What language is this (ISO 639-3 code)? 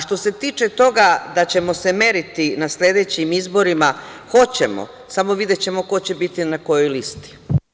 srp